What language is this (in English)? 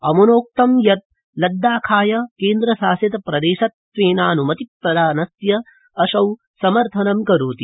Sanskrit